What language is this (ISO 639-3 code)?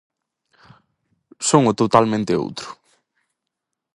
glg